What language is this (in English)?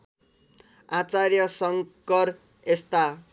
Nepali